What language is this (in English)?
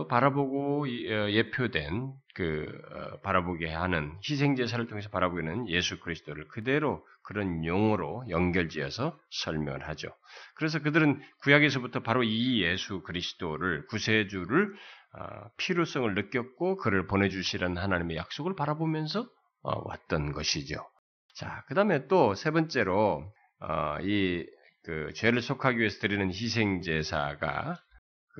Korean